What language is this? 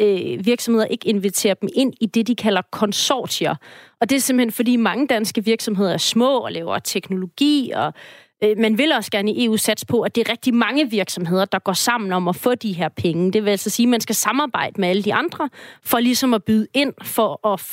Danish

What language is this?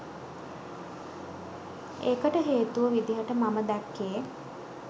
Sinhala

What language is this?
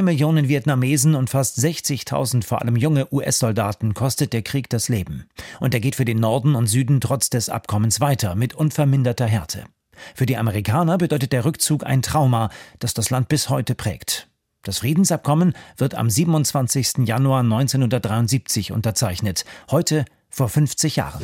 German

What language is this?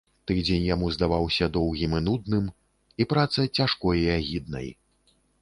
Belarusian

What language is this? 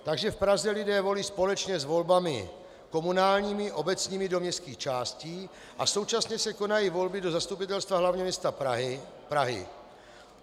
Czech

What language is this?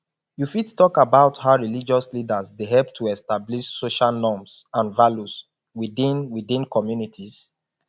Nigerian Pidgin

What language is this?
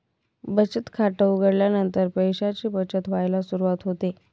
Marathi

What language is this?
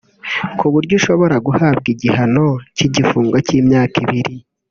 Kinyarwanda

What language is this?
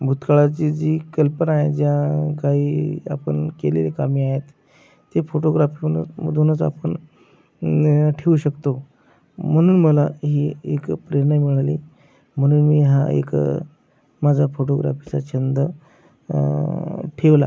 Marathi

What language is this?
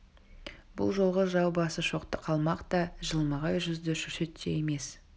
Kazakh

